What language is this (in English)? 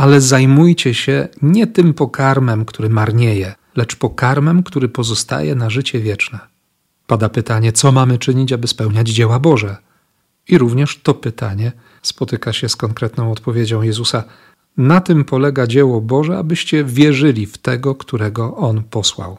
Polish